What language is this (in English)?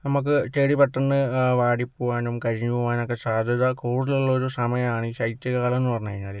Malayalam